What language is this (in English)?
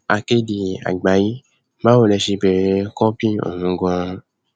Yoruba